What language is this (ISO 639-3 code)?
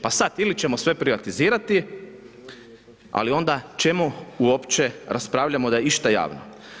hrv